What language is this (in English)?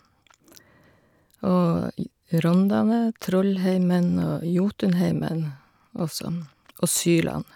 Norwegian